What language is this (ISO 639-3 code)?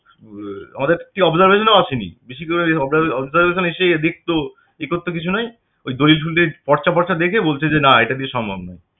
ben